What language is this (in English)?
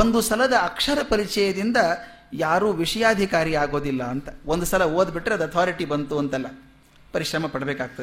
Kannada